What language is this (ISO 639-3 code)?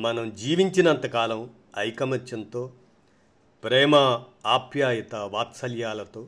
tel